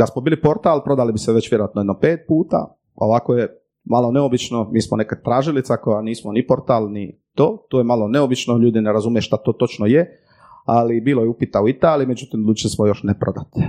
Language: Croatian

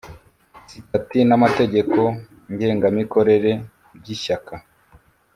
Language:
Kinyarwanda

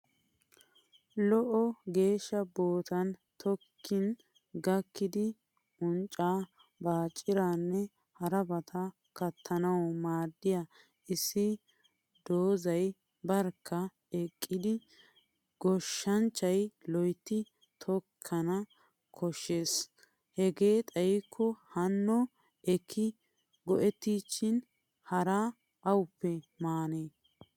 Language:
Wolaytta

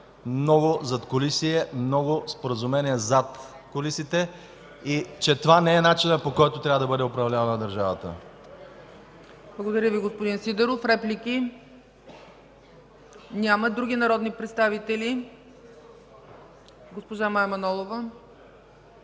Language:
Bulgarian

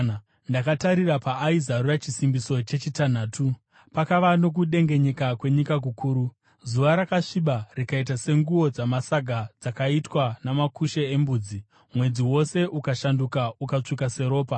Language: Shona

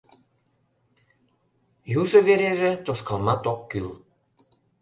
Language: Mari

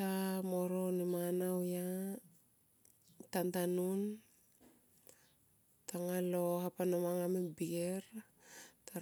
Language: Tomoip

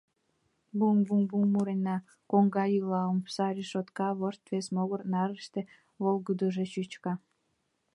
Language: Mari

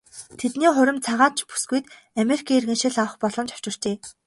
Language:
Mongolian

